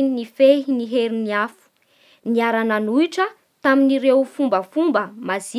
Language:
Bara Malagasy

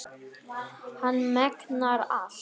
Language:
Icelandic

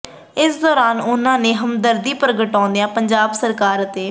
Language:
Punjabi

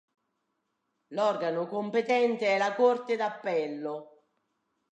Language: Italian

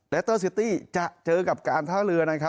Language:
Thai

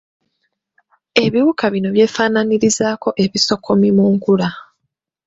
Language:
Ganda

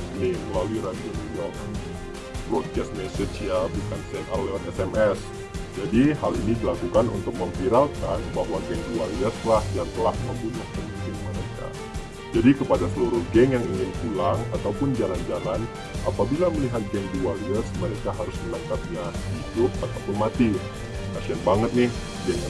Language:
Indonesian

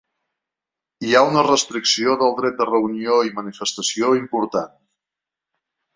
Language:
Catalan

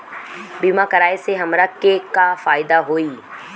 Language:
Bhojpuri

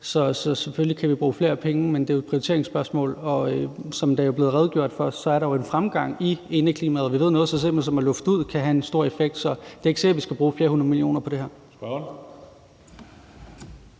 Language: Danish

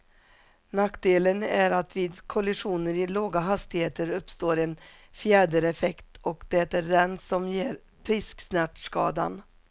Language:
Swedish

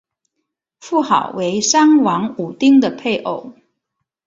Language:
Chinese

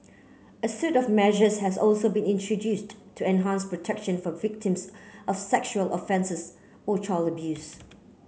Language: English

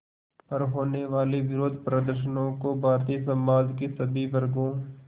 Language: Hindi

